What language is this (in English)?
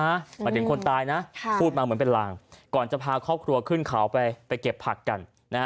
Thai